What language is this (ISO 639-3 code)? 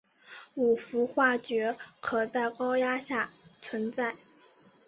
zho